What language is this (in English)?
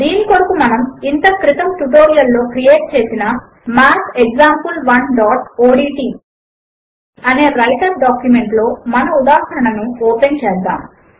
Telugu